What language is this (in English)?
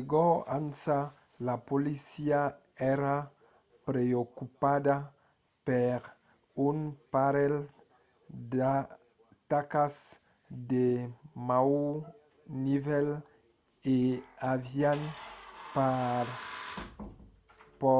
Occitan